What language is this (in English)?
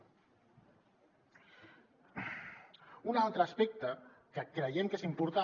Catalan